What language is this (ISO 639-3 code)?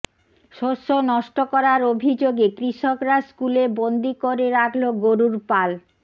ben